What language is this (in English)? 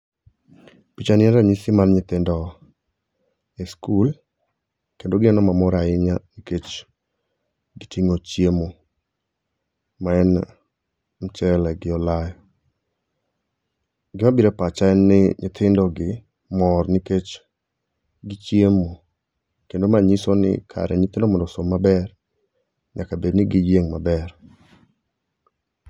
Luo (Kenya and Tanzania)